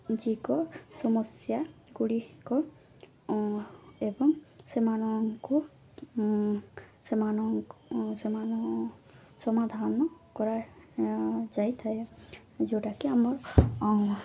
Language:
Odia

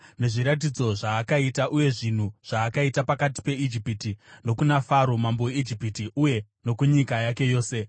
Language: Shona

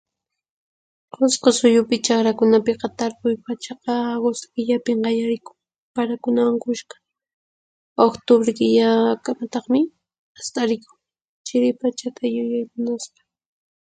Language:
Puno Quechua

